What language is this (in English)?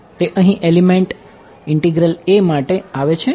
Gujarati